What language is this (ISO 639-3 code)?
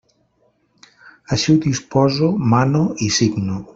cat